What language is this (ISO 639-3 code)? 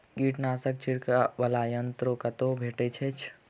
mai